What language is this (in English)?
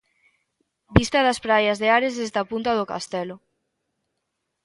Galician